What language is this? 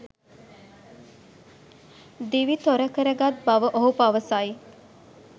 Sinhala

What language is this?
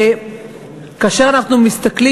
Hebrew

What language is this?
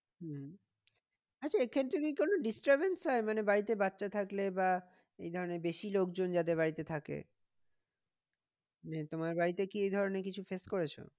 Bangla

